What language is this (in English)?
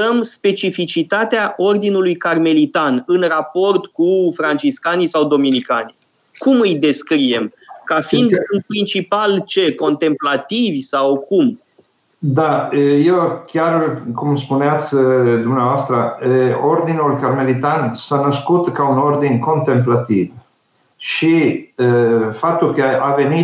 Romanian